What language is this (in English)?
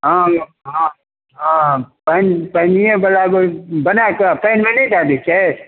Maithili